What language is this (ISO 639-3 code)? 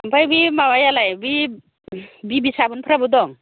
brx